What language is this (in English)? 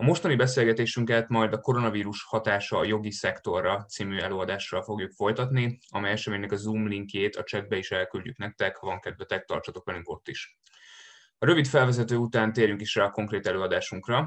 Hungarian